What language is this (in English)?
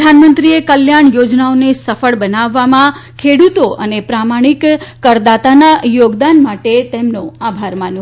Gujarati